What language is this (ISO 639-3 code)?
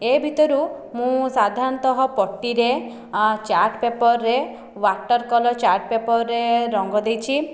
ori